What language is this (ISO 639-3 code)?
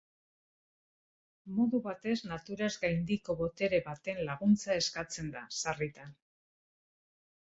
eus